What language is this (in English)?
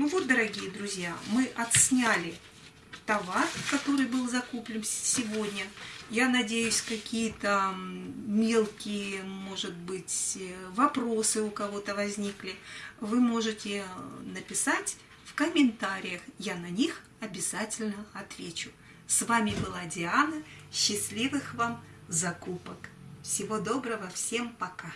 Russian